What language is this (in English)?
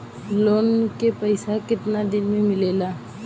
Bhojpuri